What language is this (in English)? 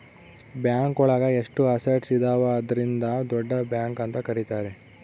Kannada